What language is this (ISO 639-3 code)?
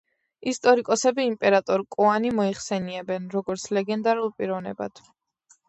kat